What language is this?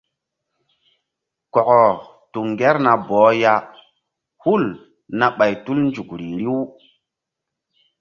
Mbum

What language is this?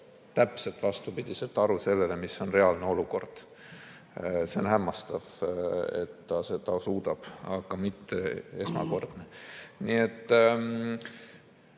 Estonian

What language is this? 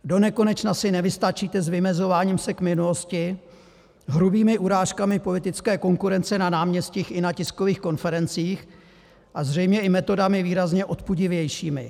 Czech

